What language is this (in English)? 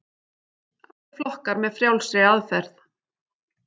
Icelandic